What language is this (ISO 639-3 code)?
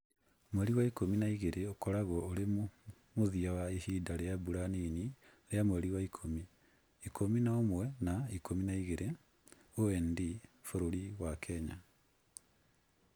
kik